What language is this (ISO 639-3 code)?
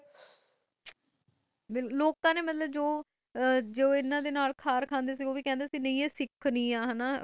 pan